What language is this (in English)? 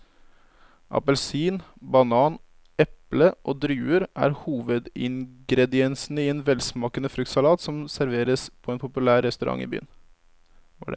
Norwegian